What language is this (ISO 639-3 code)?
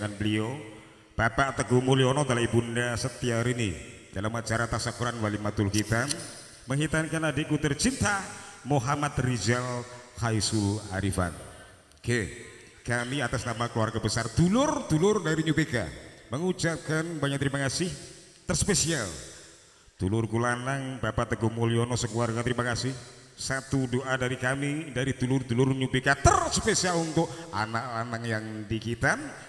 ind